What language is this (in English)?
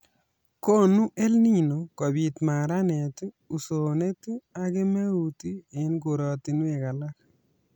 Kalenjin